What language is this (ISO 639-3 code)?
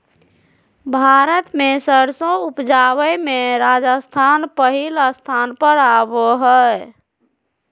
mag